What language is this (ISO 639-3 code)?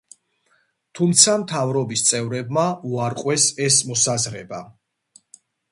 kat